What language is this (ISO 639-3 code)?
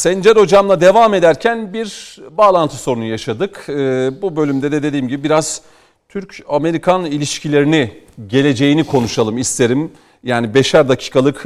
tur